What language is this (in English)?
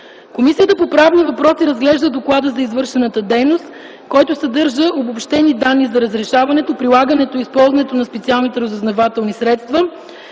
Bulgarian